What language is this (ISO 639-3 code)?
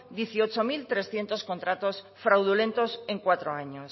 spa